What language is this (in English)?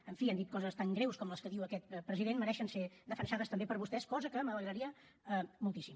Catalan